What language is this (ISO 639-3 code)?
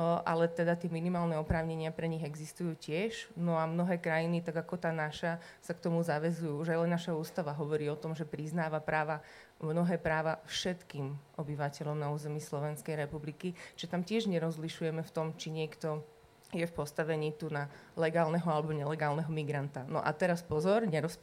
slk